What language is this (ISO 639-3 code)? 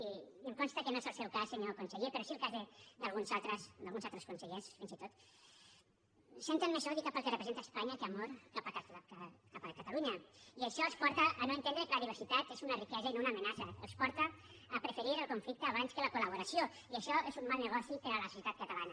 cat